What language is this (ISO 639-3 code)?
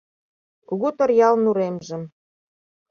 chm